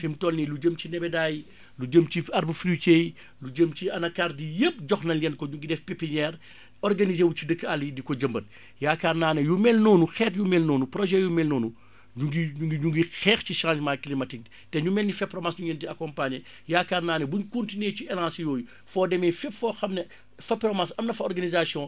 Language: Wolof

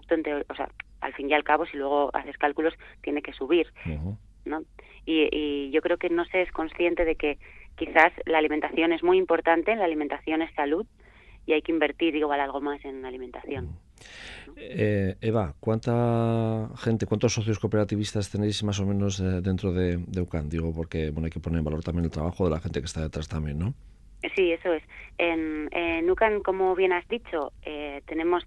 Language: Spanish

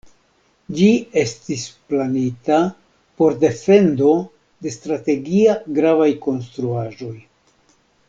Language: Esperanto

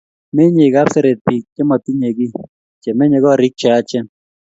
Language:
Kalenjin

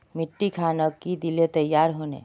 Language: Magahi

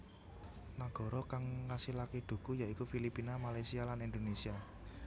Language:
Javanese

